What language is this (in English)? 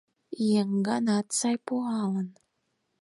Mari